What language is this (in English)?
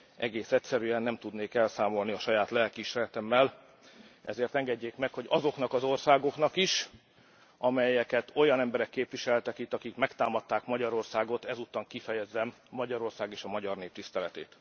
Hungarian